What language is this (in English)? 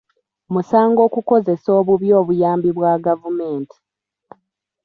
Ganda